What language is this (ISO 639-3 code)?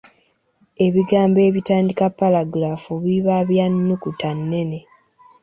lug